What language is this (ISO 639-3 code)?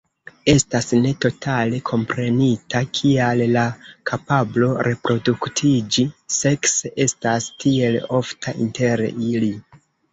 epo